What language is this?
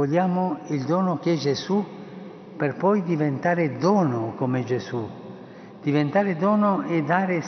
Italian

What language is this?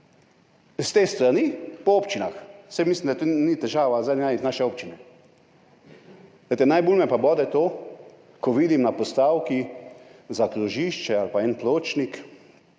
Slovenian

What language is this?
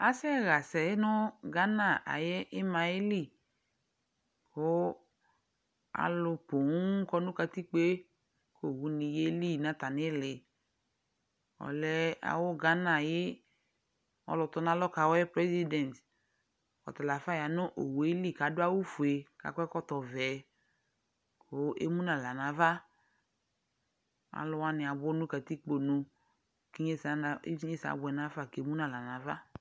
Ikposo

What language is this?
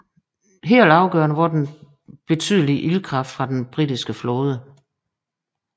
Danish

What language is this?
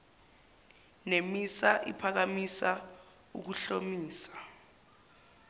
Zulu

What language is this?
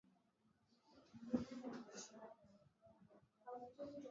Swahili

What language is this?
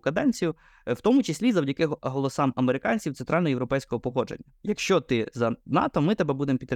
Ukrainian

